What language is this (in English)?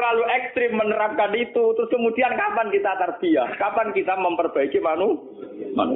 Indonesian